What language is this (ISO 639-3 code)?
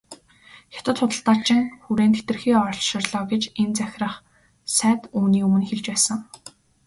mon